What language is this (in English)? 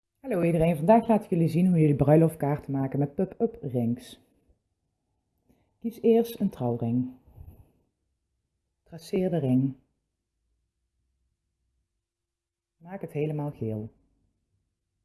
Dutch